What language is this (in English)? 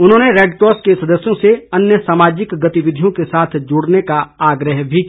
Hindi